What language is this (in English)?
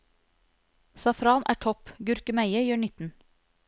Norwegian